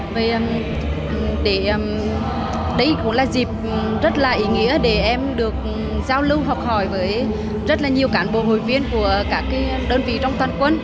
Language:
Vietnamese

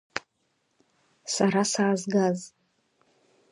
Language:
Abkhazian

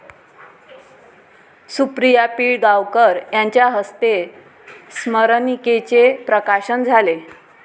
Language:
Marathi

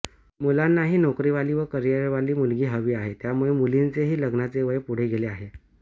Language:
Marathi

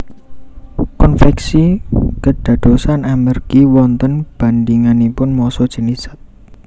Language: Javanese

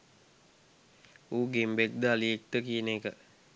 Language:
Sinhala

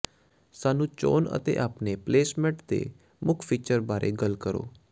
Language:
Punjabi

